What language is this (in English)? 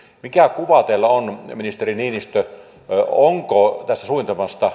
Finnish